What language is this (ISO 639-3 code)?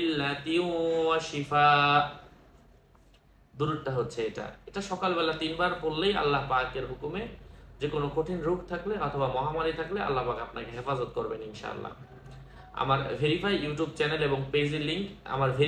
ben